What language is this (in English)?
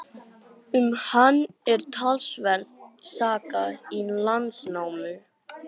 Icelandic